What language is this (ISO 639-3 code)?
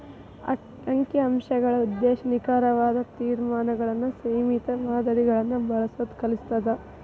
kan